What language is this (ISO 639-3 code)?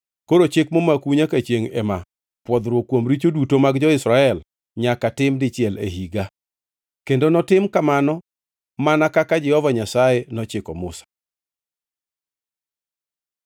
luo